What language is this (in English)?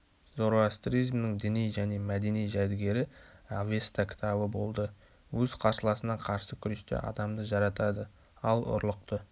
Kazakh